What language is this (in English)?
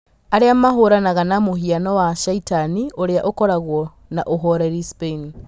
Kikuyu